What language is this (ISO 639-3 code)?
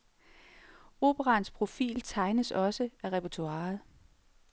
dan